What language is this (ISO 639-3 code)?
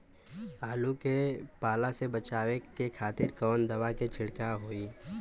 bho